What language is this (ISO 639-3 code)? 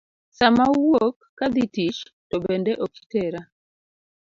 luo